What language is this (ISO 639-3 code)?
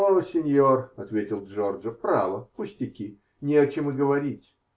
rus